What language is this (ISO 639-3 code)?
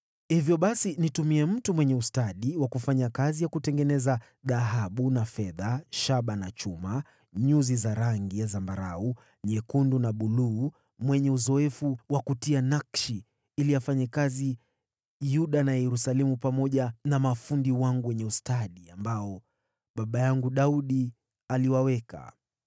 swa